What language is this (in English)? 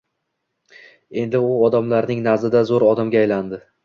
Uzbek